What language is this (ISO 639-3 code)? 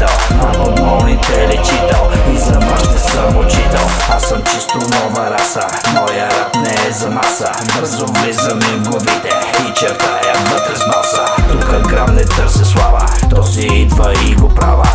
bul